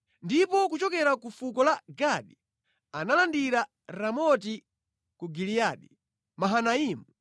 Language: Nyanja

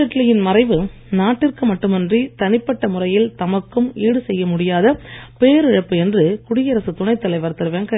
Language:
Tamil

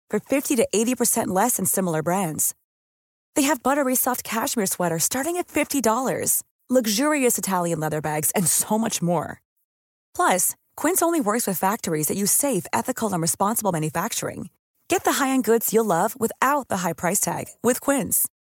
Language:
Filipino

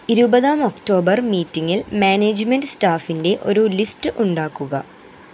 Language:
Malayalam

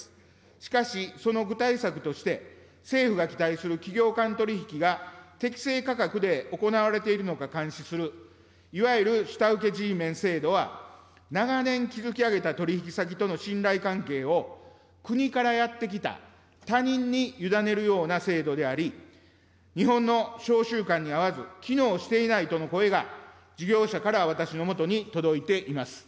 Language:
Japanese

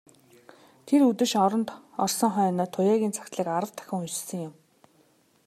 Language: Mongolian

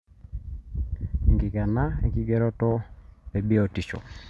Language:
Masai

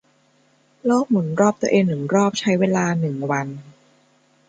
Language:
Thai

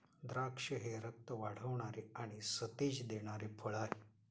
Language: Marathi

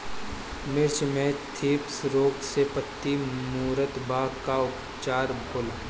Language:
Bhojpuri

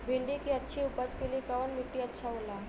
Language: Bhojpuri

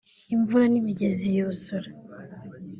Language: Kinyarwanda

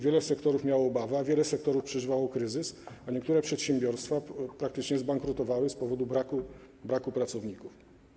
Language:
Polish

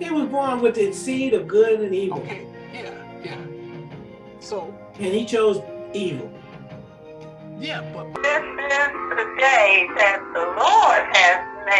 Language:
English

